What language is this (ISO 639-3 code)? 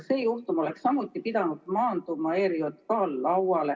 est